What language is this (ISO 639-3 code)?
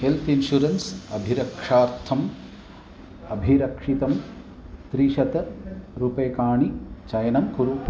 san